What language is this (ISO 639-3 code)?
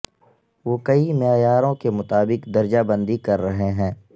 urd